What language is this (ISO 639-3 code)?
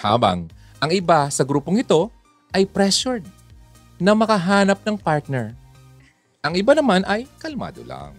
fil